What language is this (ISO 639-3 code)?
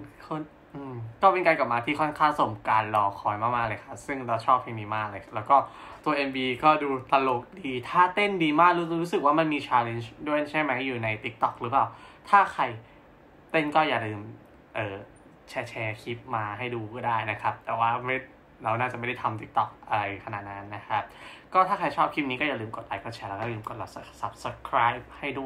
tha